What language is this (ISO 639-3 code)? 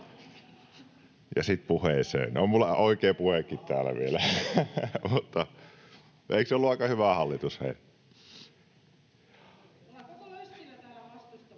fin